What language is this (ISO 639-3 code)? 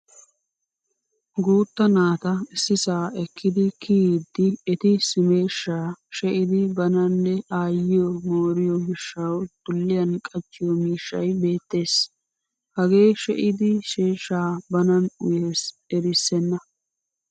wal